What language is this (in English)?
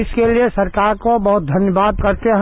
Hindi